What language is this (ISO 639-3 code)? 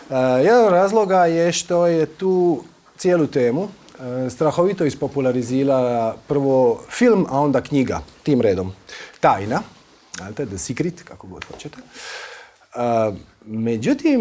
hrv